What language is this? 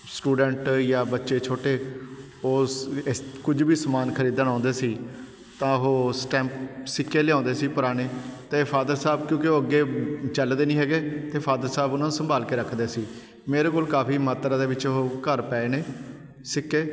Punjabi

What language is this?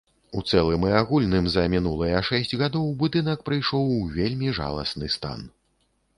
Belarusian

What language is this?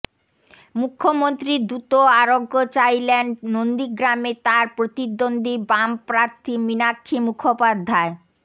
Bangla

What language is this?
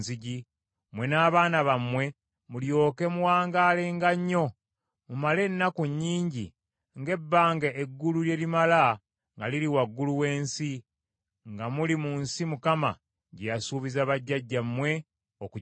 Ganda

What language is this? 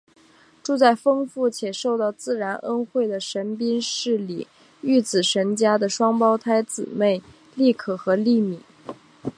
Chinese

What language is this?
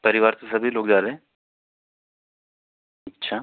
Hindi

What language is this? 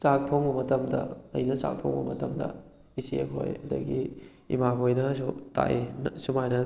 Manipuri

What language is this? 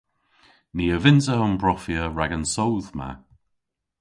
Cornish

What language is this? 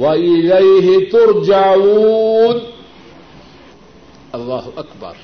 Urdu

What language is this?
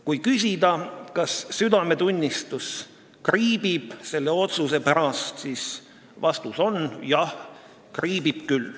Estonian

